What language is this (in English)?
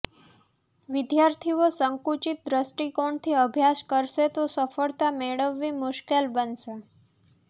Gujarati